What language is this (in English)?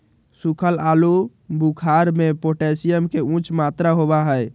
Magahi